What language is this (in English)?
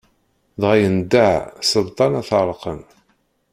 Kabyle